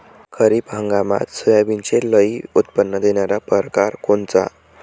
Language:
Marathi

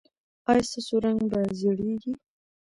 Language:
Pashto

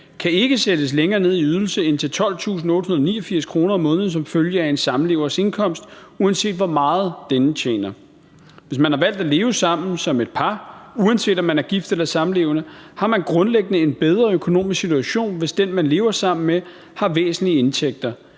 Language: Danish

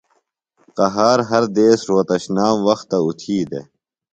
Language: Phalura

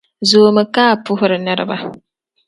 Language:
Dagbani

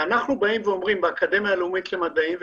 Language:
Hebrew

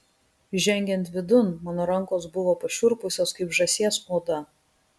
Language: Lithuanian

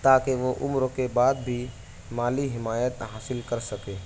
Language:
Urdu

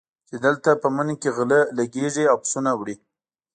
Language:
Pashto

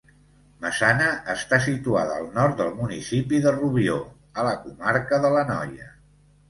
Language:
Catalan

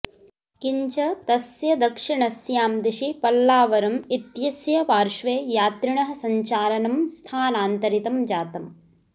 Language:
Sanskrit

